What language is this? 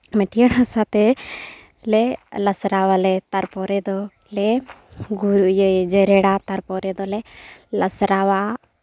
Santali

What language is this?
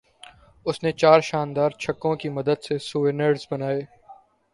Urdu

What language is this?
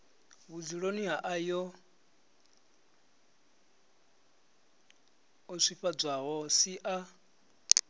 Venda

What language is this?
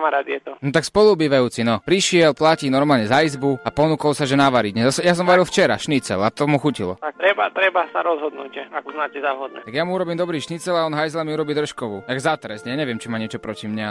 Slovak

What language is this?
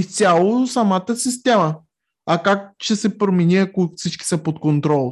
Bulgarian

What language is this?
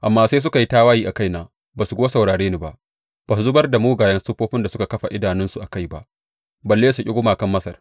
Hausa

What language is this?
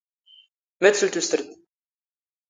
Standard Moroccan Tamazight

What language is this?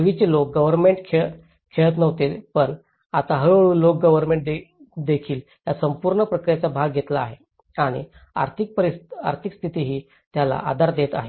Marathi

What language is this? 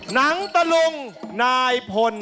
Thai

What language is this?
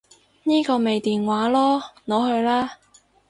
Cantonese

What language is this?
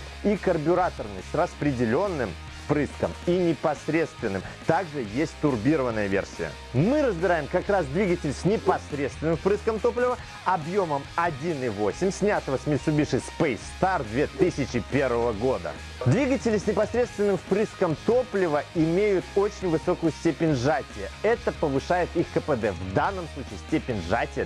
Russian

